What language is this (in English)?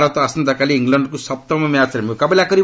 Odia